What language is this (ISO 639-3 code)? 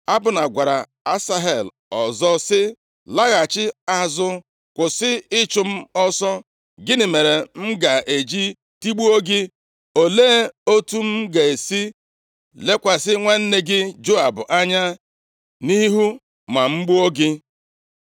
ibo